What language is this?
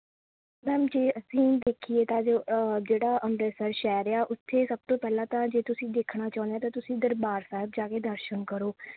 Punjabi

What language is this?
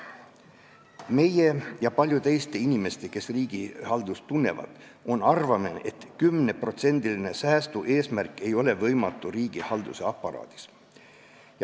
Estonian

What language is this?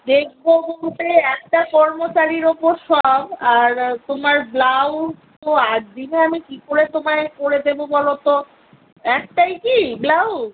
Bangla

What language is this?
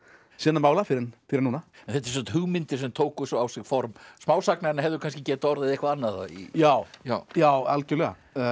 Icelandic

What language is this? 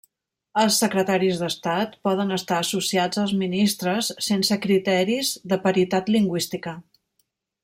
Catalan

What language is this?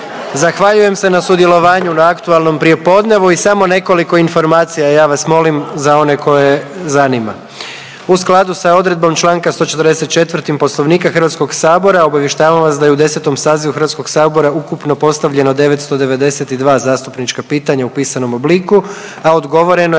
Croatian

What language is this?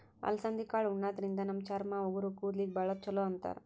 Kannada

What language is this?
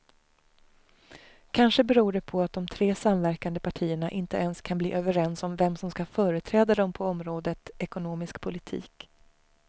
Swedish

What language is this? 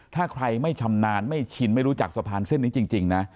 Thai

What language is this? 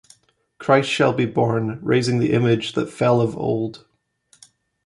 English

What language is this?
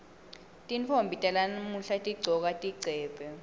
Swati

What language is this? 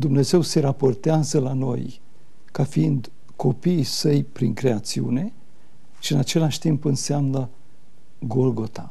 Romanian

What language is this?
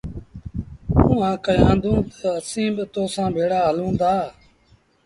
Sindhi Bhil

